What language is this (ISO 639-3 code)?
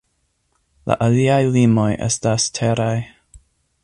epo